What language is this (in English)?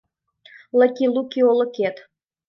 Mari